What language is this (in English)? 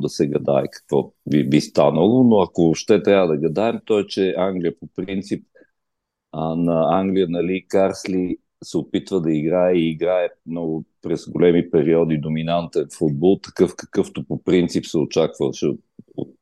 Bulgarian